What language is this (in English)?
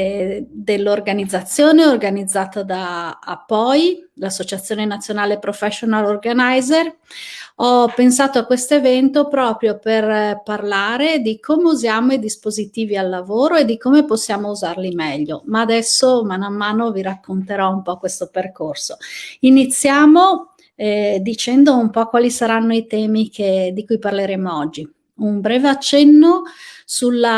Italian